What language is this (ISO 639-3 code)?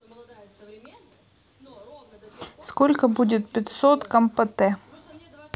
rus